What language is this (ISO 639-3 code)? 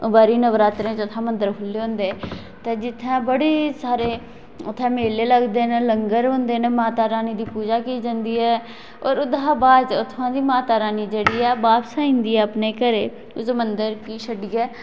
doi